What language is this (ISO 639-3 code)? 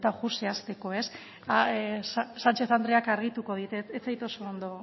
eus